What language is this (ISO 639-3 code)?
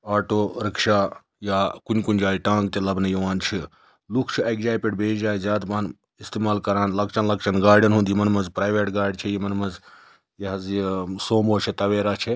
kas